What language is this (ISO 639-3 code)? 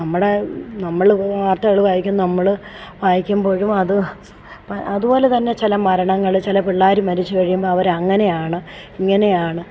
mal